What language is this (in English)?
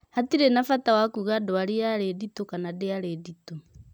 Kikuyu